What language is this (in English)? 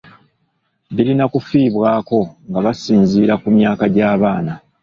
Ganda